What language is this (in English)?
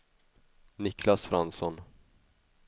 Swedish